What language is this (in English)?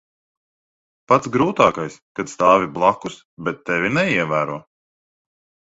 Latvian